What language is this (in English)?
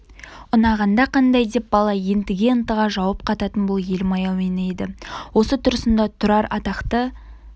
Kazakh